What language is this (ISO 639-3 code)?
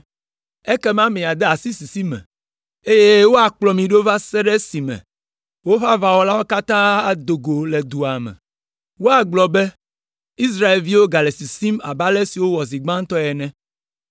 ewe